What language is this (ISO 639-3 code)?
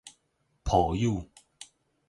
nan